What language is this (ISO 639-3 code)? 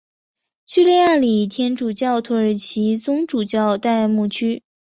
zho